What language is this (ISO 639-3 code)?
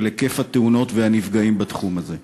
heb